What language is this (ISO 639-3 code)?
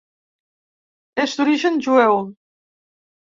cat